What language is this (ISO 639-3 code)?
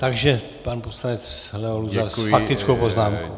ces